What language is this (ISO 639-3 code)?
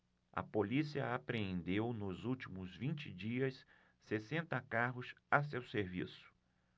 por